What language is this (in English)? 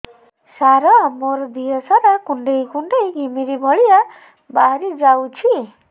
Odia